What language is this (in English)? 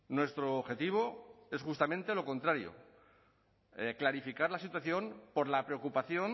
Spanish